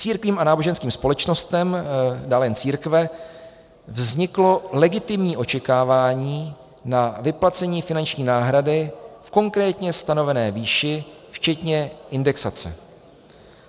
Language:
Czech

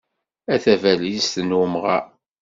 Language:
Kabyle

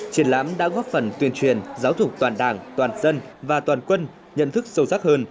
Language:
Vietnamese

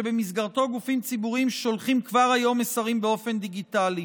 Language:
Hebrew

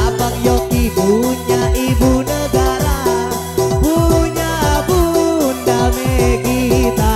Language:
Indonesian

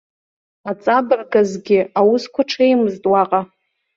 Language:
Abkhazian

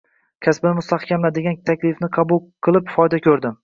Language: Uzbek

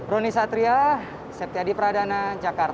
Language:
Indonesian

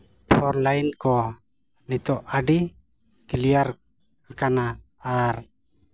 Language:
Santali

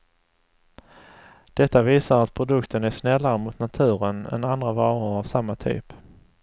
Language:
Swedish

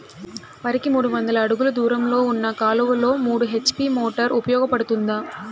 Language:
Telugu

